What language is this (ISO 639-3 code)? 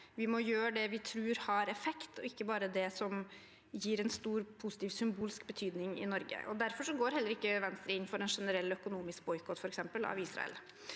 nor